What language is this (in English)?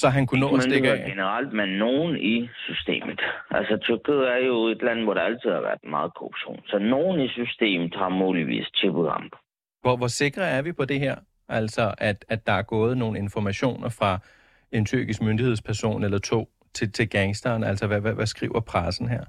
Danish